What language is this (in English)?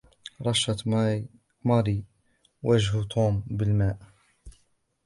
Arabic